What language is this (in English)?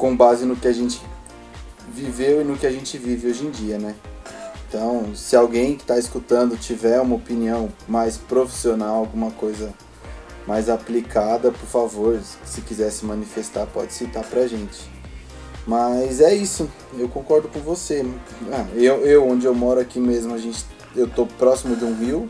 Portuguese